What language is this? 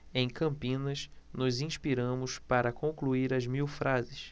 Portuguese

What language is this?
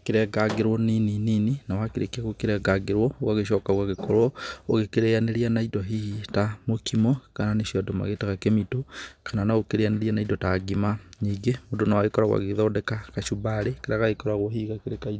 Kikuyu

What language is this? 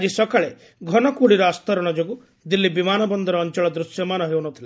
Odia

